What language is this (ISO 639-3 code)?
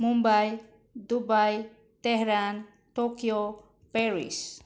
mni